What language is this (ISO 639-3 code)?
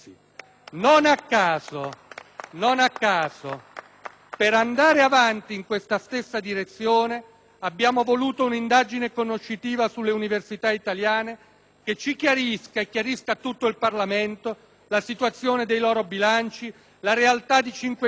ita